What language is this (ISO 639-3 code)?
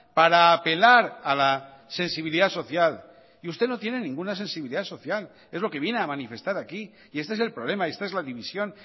spa